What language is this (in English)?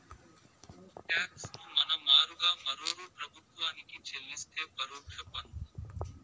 Telugu